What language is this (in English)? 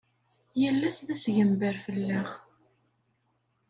Kabyle